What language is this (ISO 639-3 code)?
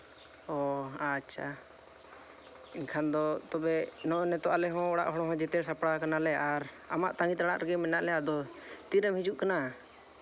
sat